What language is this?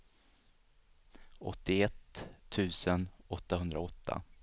Swedish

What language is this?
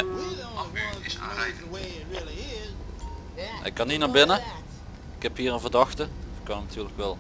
Dutch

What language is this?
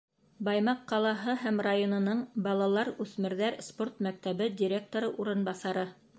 Bashkir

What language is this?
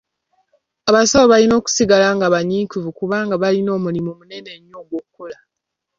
Ganda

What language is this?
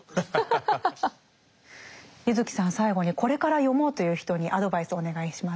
Japanese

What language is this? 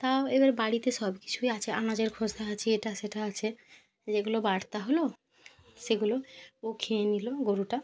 Bangla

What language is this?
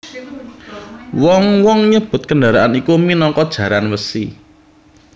Javanese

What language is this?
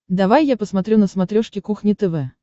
Russian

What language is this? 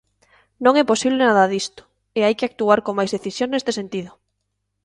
Galician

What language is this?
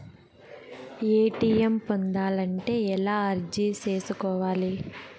Telugu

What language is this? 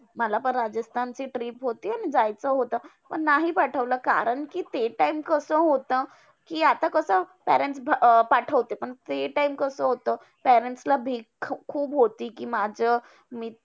Marathi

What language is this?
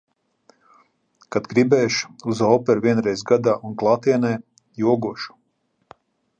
Latvian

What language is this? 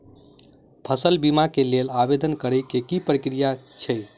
Maithili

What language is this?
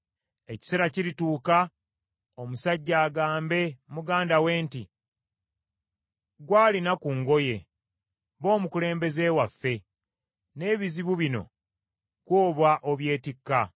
Ganda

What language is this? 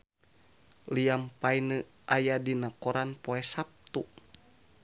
Sundanese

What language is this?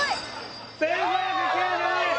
Japanese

